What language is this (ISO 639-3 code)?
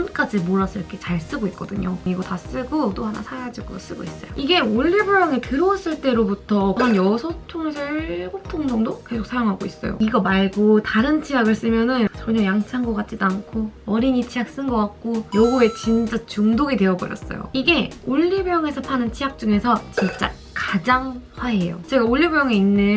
kor